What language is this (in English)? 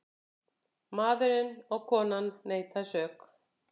Icelandic